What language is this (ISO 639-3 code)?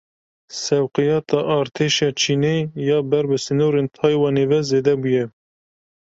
kur